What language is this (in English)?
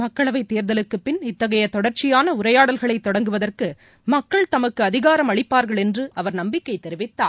Tamil